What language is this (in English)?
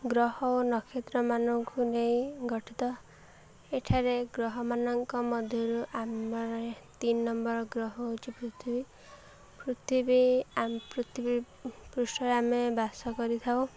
Odia